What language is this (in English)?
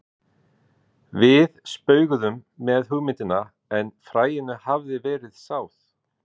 Icelandic